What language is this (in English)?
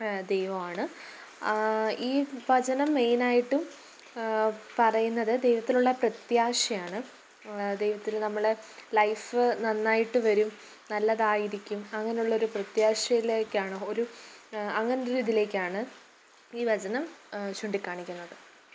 Malayalam